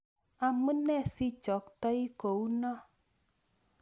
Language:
Kalenjin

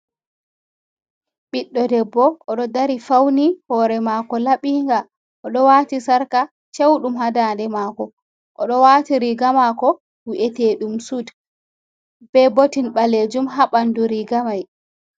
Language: Fula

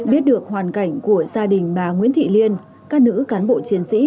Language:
Vietnamese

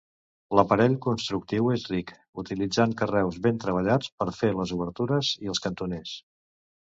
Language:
Catalan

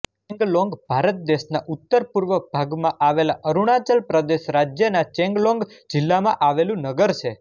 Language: Gujarati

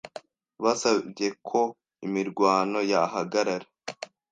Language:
Kinyarwanda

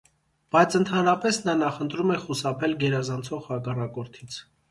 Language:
Armenian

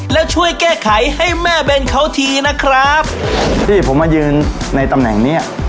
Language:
Thai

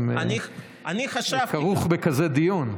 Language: Hebrew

